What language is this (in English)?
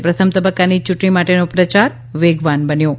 Gujarati